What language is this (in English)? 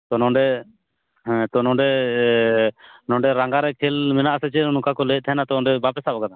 Santali